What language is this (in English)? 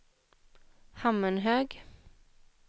Swedish